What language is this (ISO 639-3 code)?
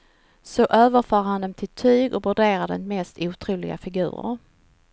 swe